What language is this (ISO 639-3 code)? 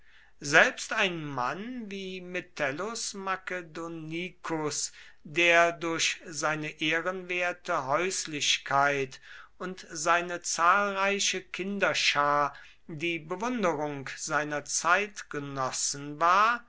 deu